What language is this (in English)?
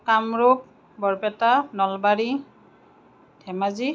Assamese